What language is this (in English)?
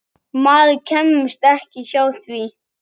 Icelandic